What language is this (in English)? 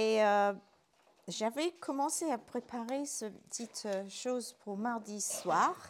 French